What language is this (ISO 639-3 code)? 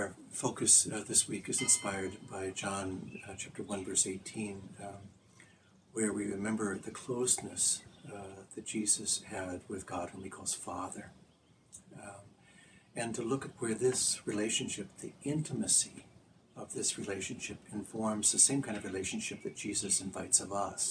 eng